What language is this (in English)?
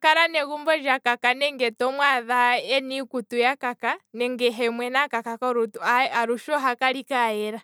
Kwambi